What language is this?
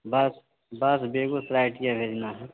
Hindi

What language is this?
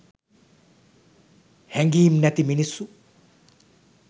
Sinhala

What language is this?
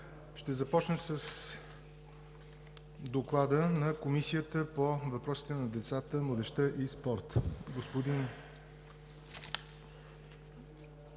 Bulgarian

